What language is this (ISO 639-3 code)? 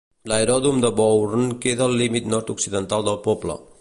cat